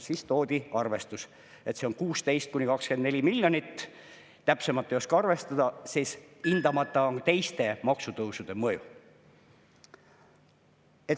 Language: Estonian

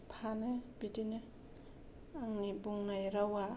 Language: Bodo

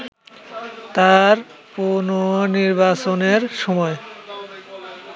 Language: Bangla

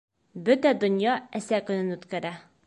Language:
Bashkir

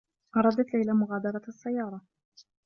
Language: Arabic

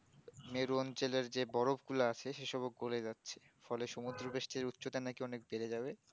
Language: Bangla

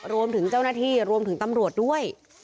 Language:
Thai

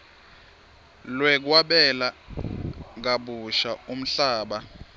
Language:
Swati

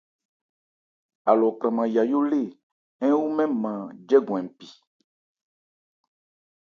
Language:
Ebrié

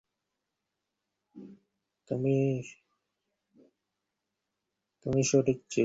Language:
Bangla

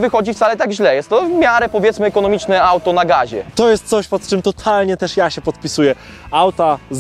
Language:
Polish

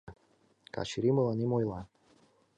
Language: Mari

